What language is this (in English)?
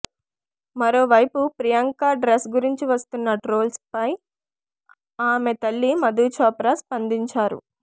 Telugu